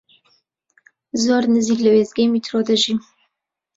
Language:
Central Kurdish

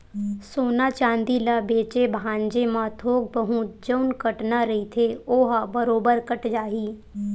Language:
Chhattisgarhi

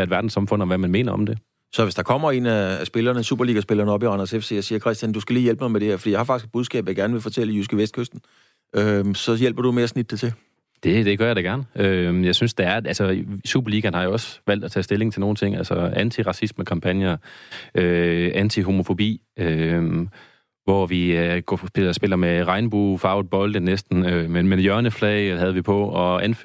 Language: Danish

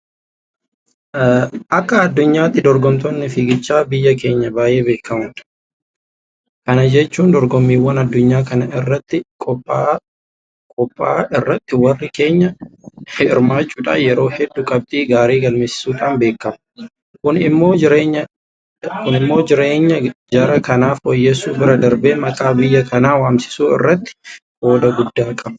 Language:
Oromo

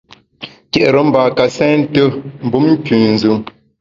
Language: Bamun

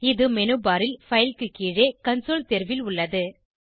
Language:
Tamil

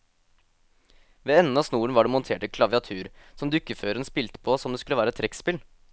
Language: Norwegian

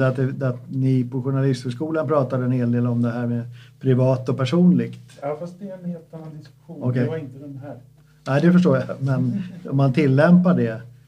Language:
Swedish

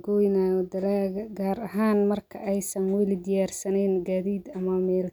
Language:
Somali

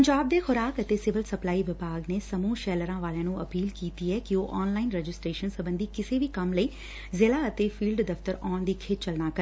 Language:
Punjabi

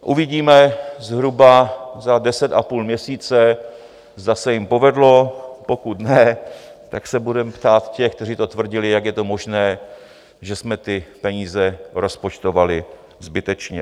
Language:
Czech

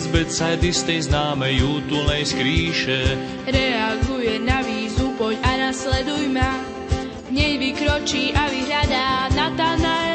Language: Slovak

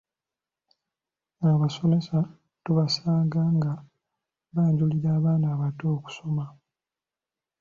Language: Ganda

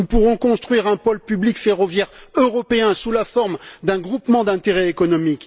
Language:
French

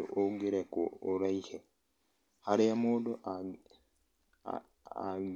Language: Kikuyu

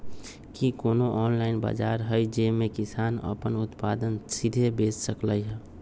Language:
Magahi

